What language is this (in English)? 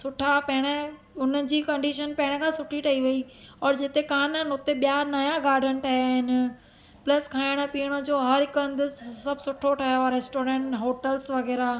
Sindhi